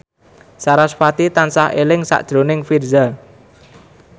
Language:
Javanese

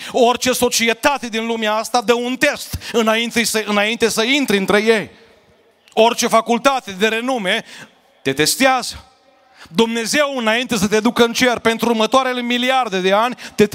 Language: Romanian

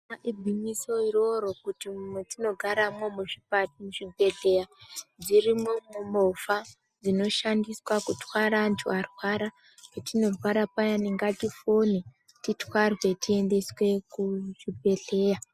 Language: Ndau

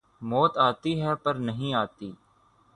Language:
Urdu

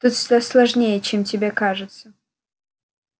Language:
Russian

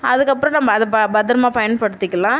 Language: Tamil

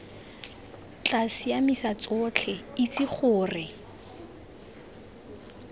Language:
Tswana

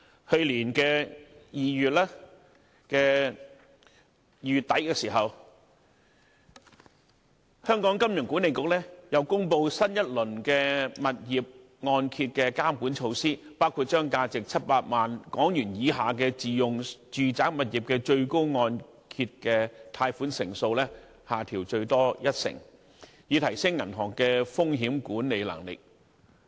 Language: Cantonese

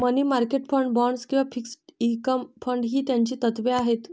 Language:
Marathi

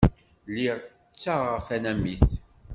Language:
Kabyle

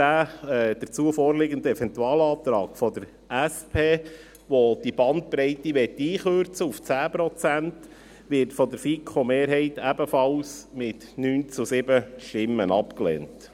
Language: Swiss German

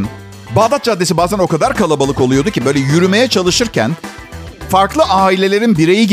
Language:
Turkish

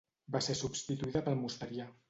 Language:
Catalan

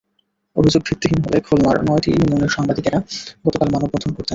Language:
Bangla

